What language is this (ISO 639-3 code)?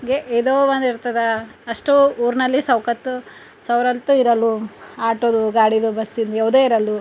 kan